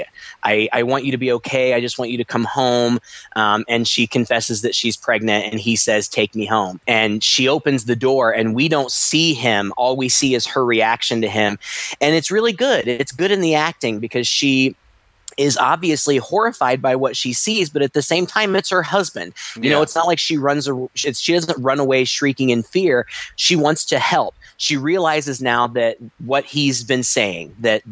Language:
English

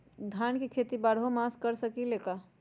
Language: Magahi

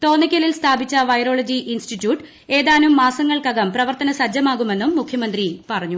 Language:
Malayalam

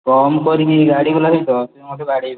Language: Odia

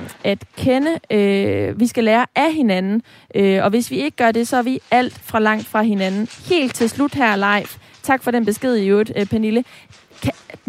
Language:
Danish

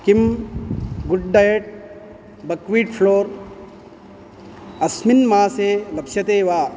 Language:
Sanskrit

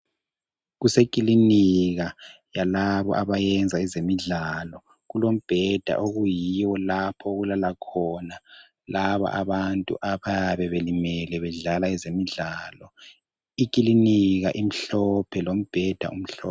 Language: North Ndebele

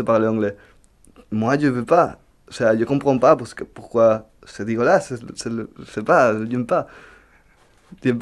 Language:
French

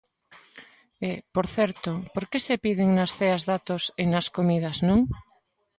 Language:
Galician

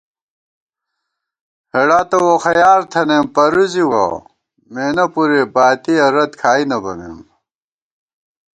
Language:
Gawar-Bati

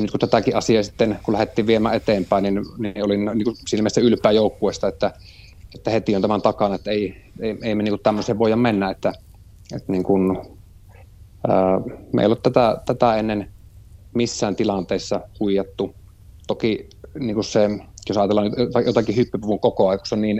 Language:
Finnish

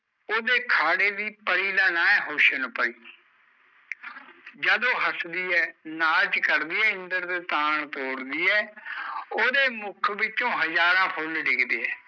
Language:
Punjabi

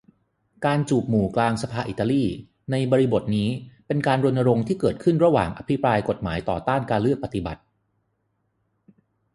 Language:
Thai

